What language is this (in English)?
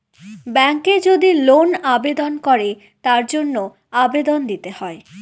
Bangla